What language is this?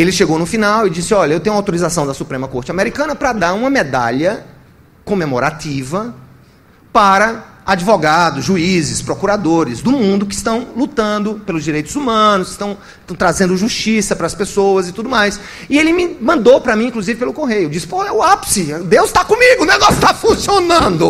Portuguese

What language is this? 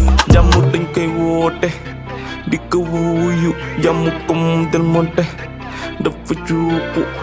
Indonesian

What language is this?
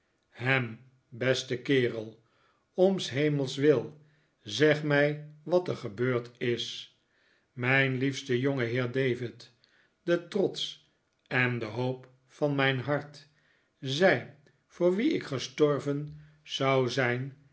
Dutch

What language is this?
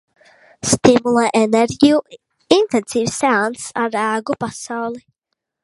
Latvian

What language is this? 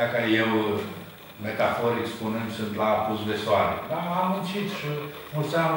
Romanian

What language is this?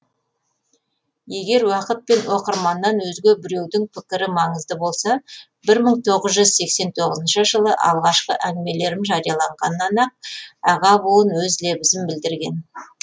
Kazakh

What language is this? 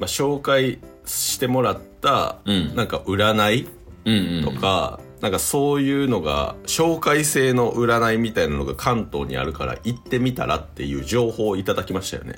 Japanese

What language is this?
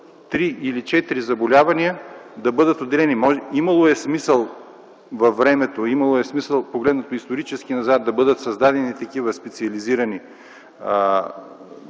Bulgarian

